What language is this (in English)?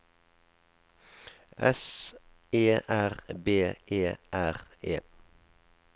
Norwegian